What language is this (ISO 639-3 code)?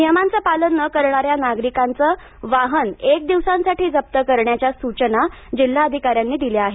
mar